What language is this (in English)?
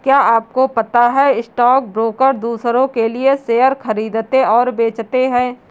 Hindi